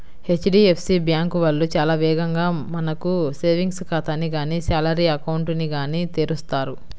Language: Telugu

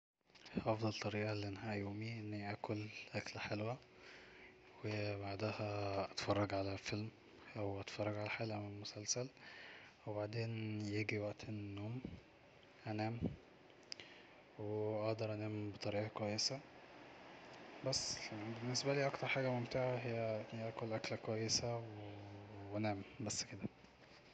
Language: Egyptian Arabic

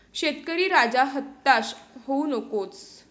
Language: Marathi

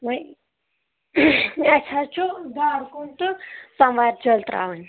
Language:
Kashmiri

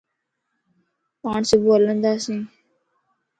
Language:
Lasi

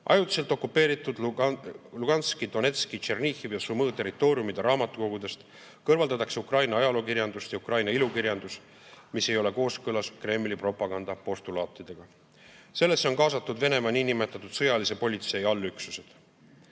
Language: Estonian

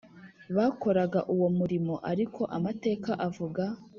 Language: Kinyarwanda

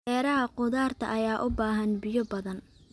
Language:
Somali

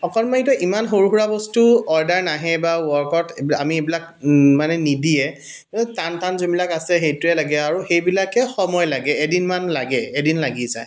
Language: Assamese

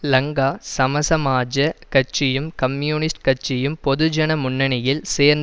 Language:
Tamil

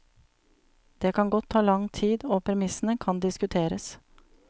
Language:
Norwegian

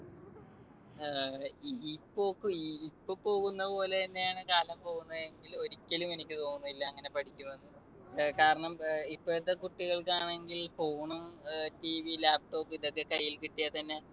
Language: Malayalam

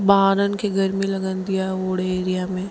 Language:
Sindhi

